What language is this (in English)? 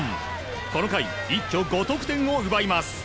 Japanese